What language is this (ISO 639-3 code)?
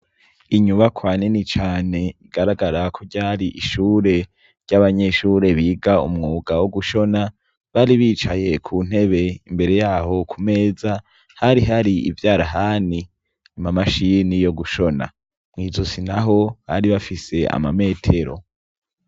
run